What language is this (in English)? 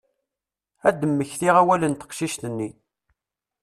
Kabyle